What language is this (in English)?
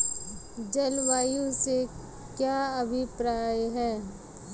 Hindi